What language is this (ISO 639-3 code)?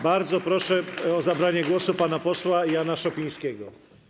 pol